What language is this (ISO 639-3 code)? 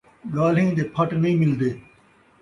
skr